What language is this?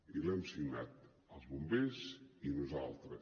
Catalan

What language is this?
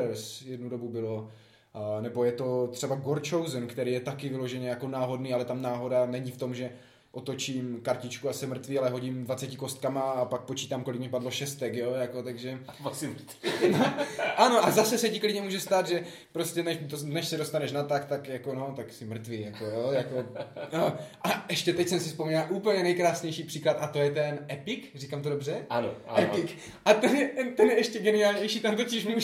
Czech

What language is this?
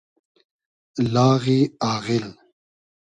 Hazaragi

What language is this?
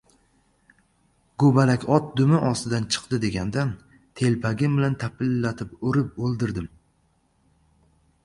Uzbek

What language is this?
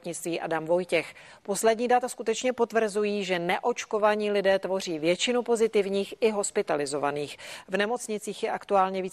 Czech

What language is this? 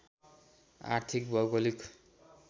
Nepali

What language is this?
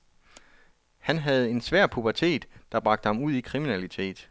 Danish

